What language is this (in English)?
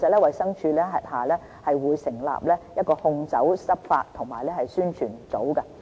Cantonese